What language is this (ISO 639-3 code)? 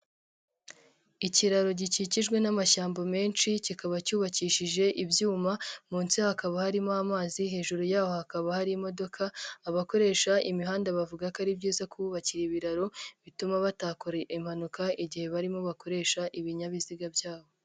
kin